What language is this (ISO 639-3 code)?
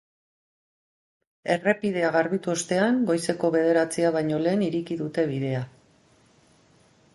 eus